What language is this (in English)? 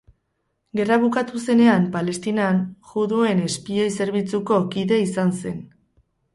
Basque